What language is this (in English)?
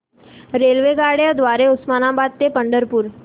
Marathi